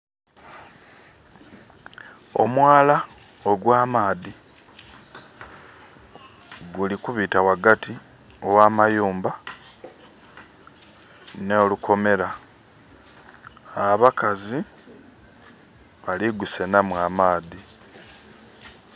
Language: Soga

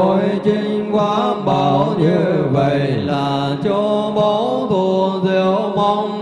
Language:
Vietnamese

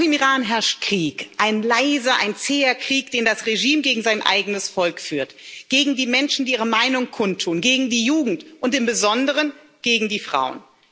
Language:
German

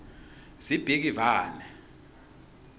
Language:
Swati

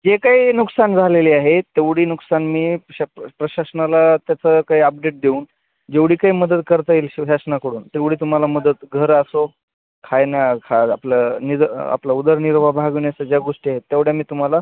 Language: Marathi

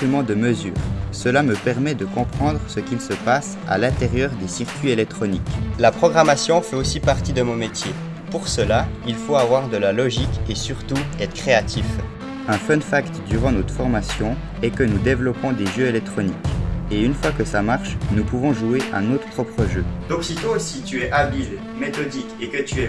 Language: French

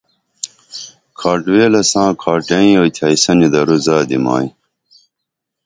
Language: Dameli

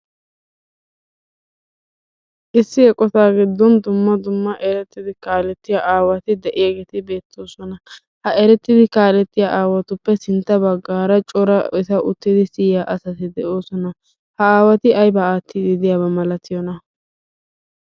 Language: Wolaytta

